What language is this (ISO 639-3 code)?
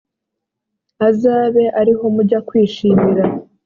kin